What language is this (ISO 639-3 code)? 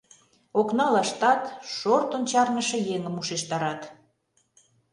chm